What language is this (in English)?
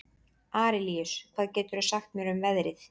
Icelandic